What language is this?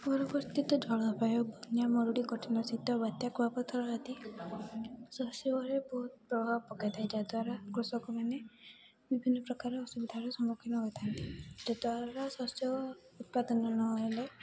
Odia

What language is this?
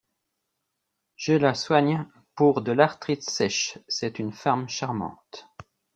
French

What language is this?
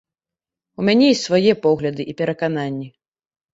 Belarusian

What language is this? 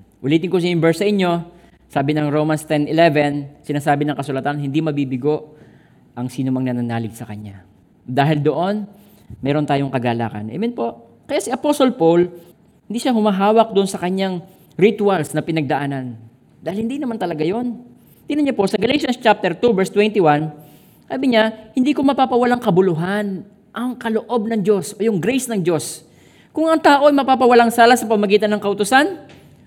Filipino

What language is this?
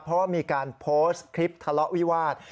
Thai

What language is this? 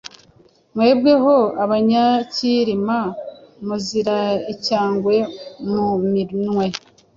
Kinyarwanda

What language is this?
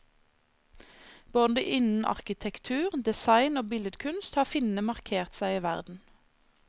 Norwegian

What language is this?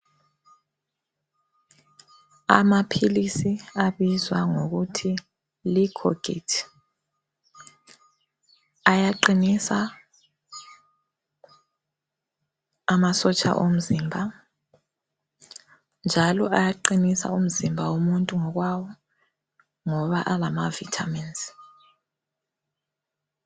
North Ndebele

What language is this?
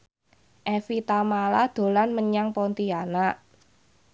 Javanese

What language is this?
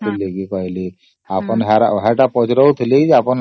Odia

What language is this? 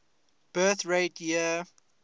English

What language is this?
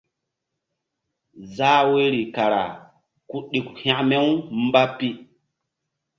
Mbum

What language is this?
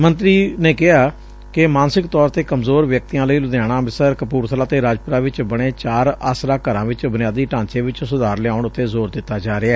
Punjabi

